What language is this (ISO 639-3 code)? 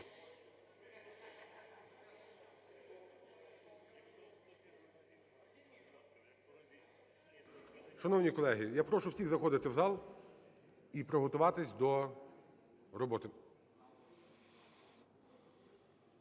ukr